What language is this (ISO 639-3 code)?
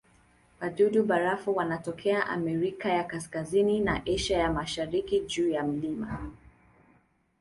swa